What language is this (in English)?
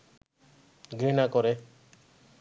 Bangla